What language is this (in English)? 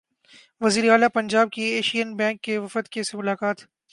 Urdu